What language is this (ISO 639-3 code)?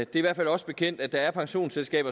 dan